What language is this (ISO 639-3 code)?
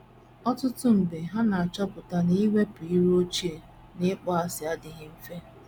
ibo